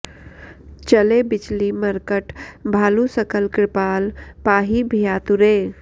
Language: Sanskrit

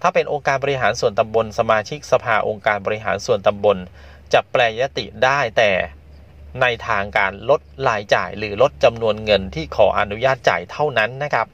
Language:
Thai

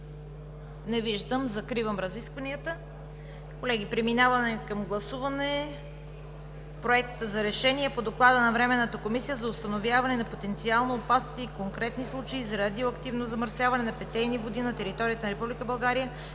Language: Bulgarian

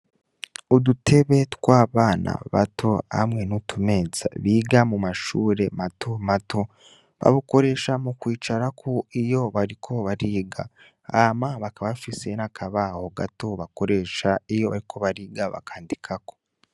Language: Rundi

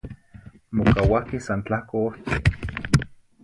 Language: Zacatlán-Ahuacatlán-Tepetzintla Nahuatl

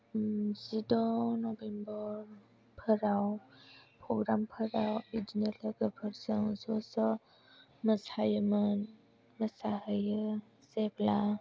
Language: Bodo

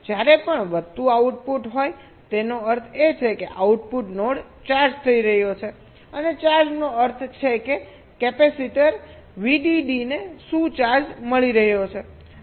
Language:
Gujarati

